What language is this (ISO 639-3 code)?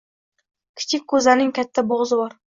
uzb